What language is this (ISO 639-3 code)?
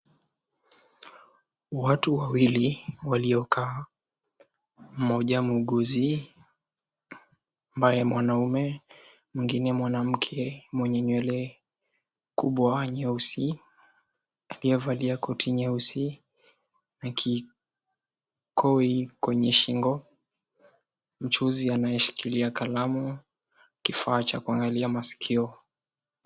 swa